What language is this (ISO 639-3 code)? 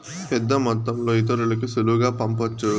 tel